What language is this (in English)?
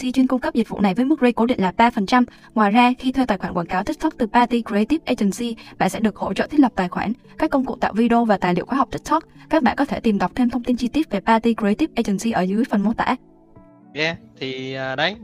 Vietnamese